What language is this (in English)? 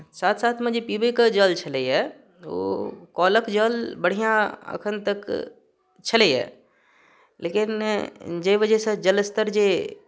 Maithili